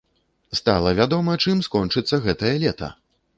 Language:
Belarusian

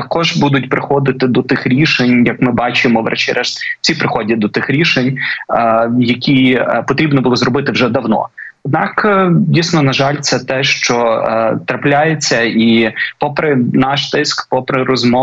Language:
Ukrainian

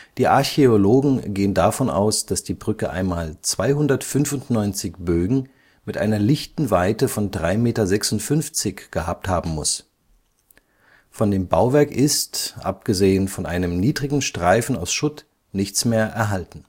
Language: German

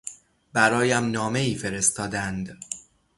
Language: Persian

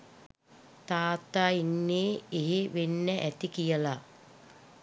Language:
Sinhala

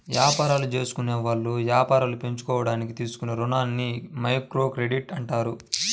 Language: Telugu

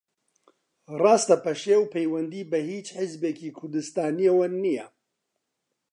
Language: Central Kurdish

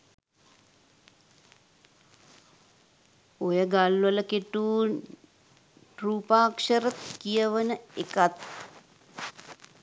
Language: Sinhala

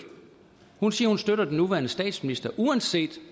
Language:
Danish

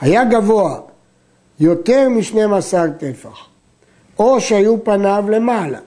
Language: Hebrew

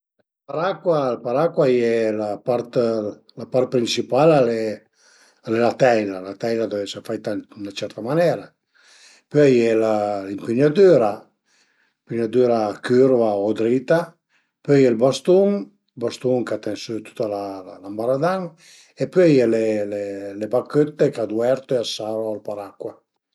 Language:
Piedmontese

